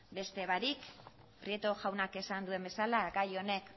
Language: Basque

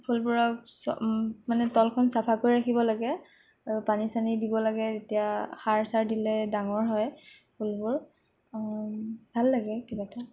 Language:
Assamese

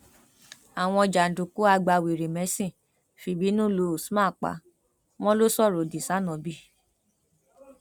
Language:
Yoruba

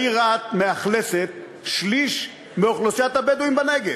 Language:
Hebrew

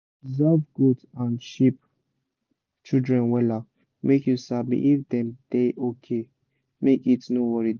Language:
Nigerian Pidgin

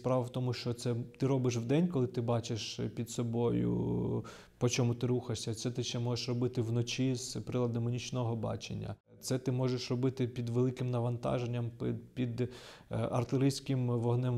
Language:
Ukrainian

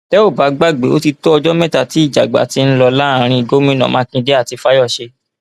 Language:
Yoruba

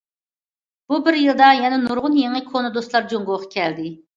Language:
Uyghur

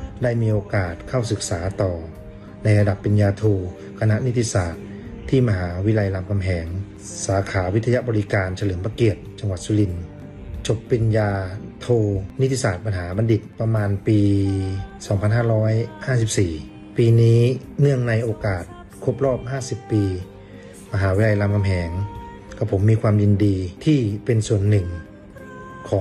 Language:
Thai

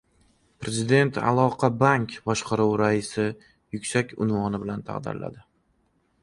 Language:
Uzbek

